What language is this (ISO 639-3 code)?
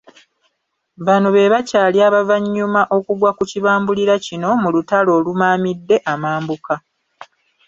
lug